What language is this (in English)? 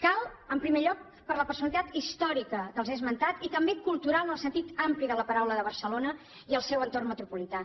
Catalan